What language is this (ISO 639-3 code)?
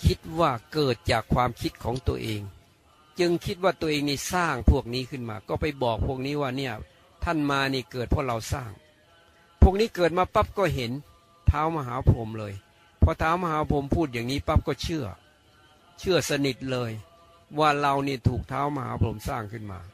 tha